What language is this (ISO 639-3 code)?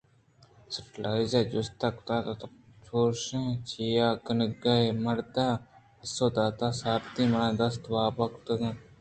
bgp